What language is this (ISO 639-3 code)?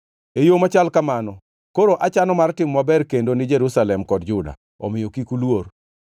luo